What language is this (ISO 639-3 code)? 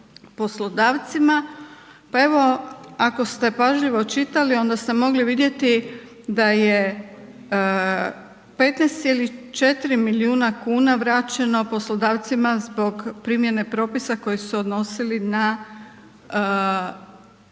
hrv